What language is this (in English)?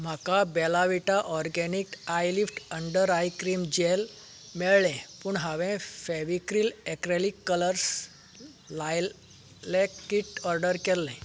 Konkani